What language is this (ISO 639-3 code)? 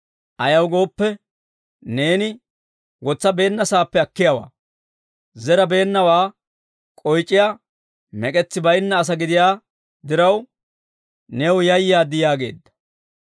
dwr